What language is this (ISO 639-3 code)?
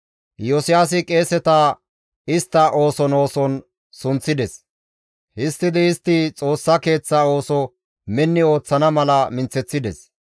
gmv